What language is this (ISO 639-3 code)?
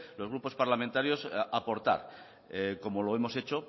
spa